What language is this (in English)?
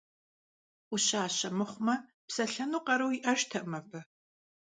Kabardian